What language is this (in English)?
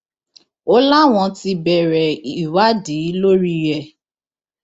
Yoruba